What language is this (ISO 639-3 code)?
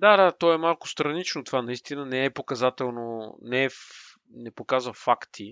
bul